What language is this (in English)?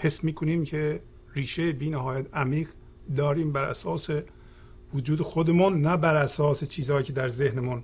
Persian